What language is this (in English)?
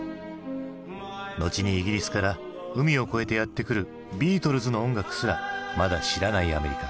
Japanese